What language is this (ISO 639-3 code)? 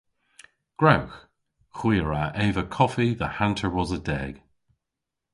cor